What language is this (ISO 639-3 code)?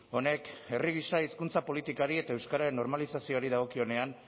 eus